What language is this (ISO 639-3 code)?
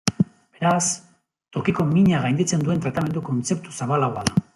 eus